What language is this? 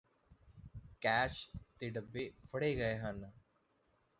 Punjabi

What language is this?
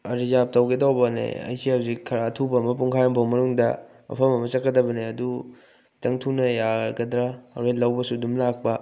Manipuri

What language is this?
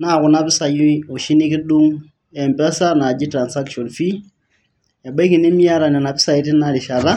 Masai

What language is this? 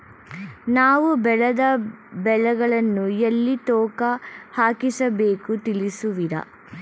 Kannada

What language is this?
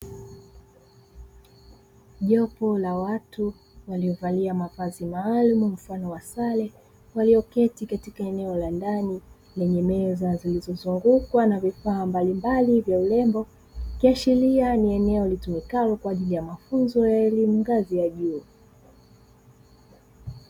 Swahili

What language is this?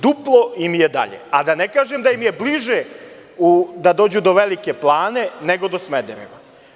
Serbian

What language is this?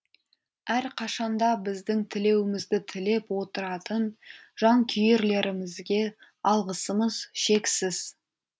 Kazakh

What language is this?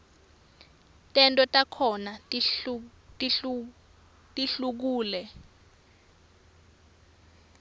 Swati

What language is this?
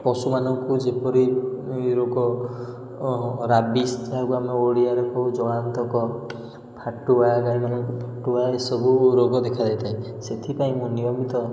Odia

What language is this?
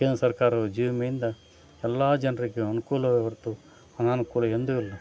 Kannada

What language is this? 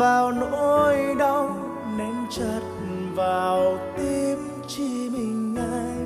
Vietnamese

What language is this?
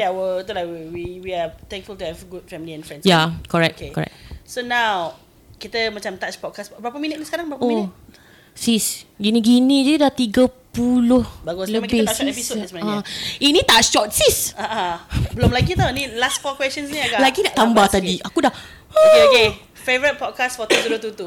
Malay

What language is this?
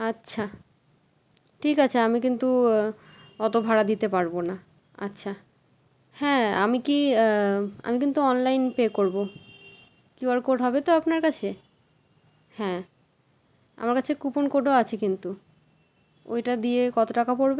Bangla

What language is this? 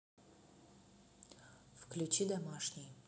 Russian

